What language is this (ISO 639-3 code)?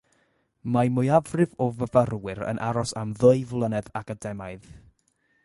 cym